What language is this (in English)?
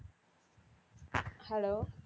Tamil